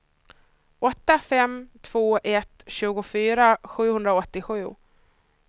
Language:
Swedish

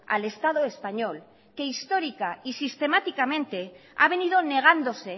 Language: Spanish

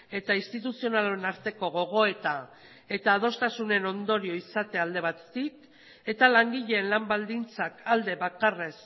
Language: Basque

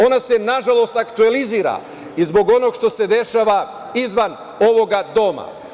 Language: Serbian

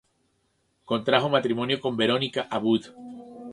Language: Spanish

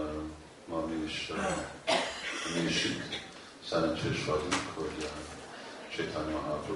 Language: Hungarian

